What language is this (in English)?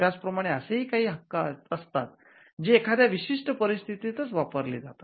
Marathi